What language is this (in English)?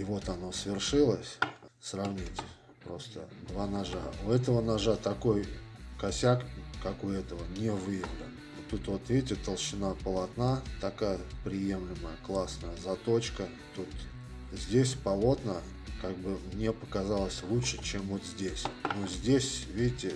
Russian